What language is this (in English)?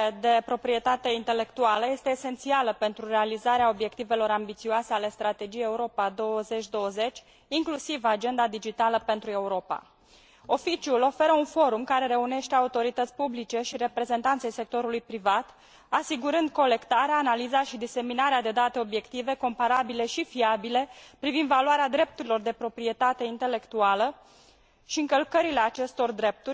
Romanian